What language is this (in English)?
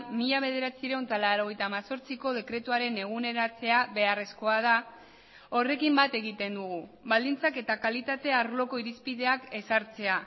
Basque